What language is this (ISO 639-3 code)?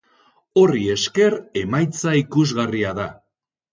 eus